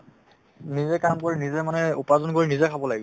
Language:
Assamese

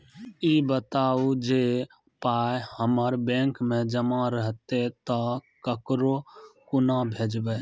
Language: Maithili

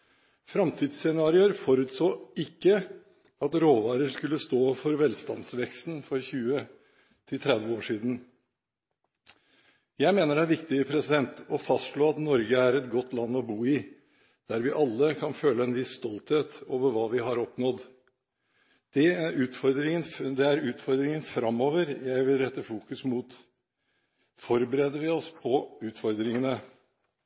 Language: Norwegian Bokmål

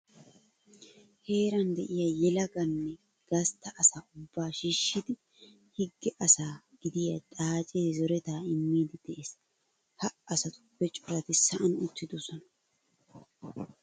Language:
Wolaytta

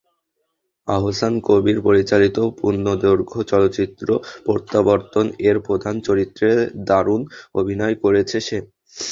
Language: Bangla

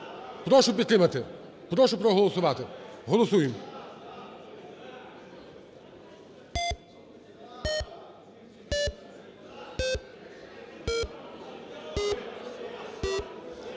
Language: Ukrainian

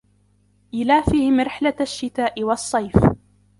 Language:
Arabic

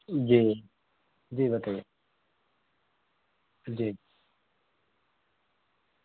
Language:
Urdu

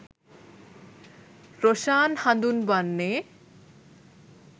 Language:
Sinhala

